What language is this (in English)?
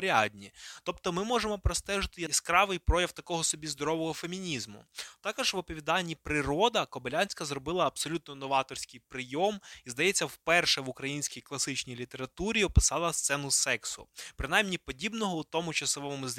Ukrainian